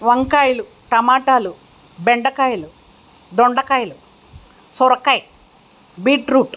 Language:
Telugu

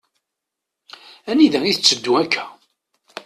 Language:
Kabyle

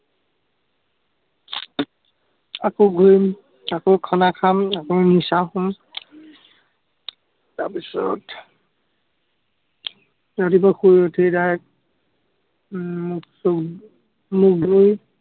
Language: Assamese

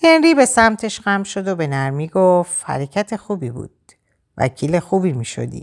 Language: Persian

